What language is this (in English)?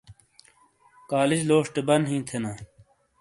Shina